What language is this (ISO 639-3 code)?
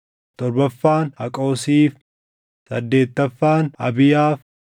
orm